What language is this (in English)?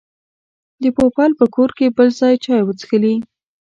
Pashto